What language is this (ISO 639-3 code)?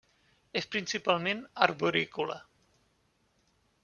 cat